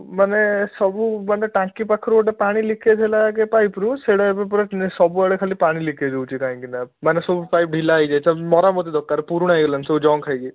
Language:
Odia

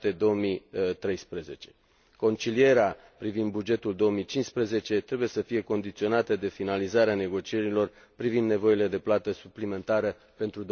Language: Romanian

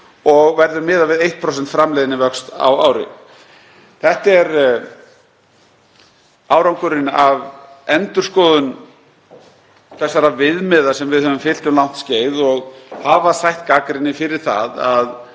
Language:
Icelandic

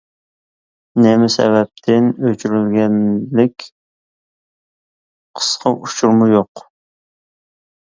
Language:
Uyghur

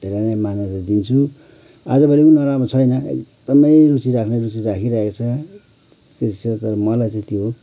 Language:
Nepali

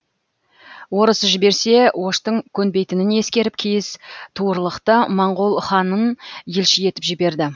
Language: Kazakh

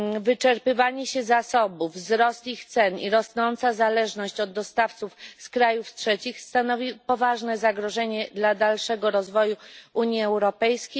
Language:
Polish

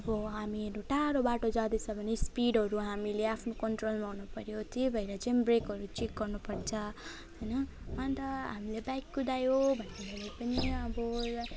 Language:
Nepali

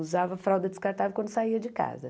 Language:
Portuguese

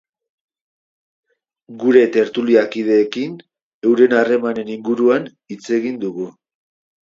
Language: Basque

